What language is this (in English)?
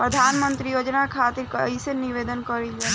Bhojpuri